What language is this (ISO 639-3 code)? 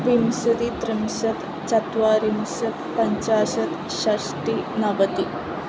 san